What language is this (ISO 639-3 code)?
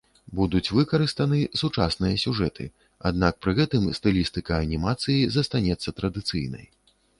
bel